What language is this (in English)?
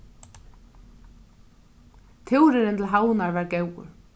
Faroese